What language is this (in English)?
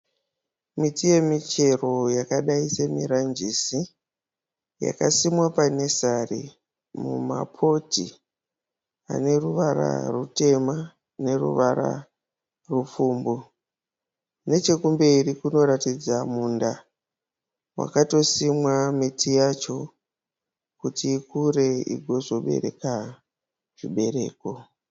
Shona